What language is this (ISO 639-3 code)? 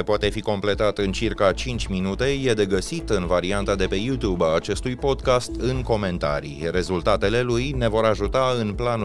ron